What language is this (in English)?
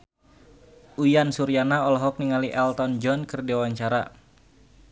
Sundanese